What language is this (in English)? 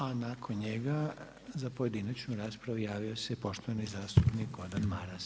Croatian